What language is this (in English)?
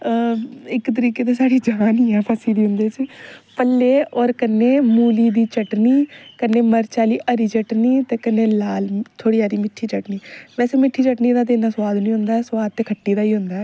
Dogri